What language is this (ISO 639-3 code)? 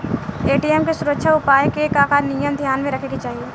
bho